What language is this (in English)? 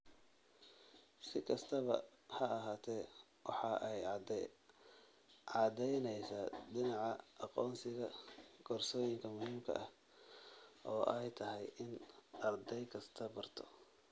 Somali